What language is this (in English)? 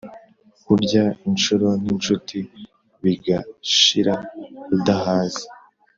Kinyarwanda